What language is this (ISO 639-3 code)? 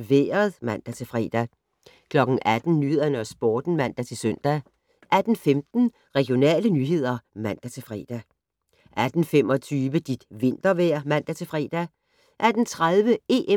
dan